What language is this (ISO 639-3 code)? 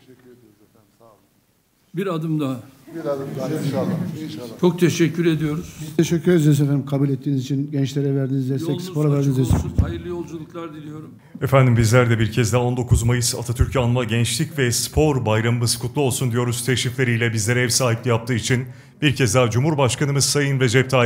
tur